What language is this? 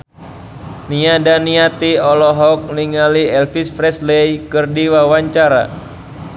Sundanese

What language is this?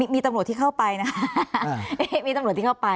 Thai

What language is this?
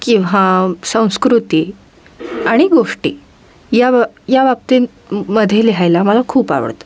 Marathi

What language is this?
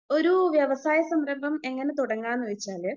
Malayalam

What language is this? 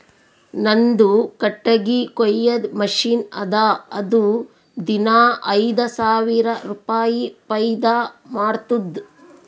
Kannada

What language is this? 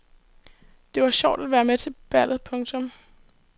Danish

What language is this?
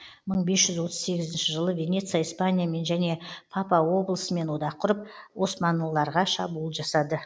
Kazakh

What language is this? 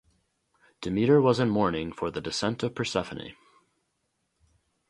English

